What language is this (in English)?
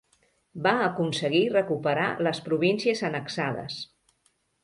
Catalan